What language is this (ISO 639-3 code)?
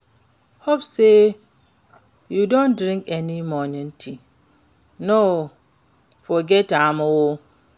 pcm